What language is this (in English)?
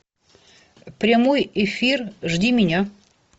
Russian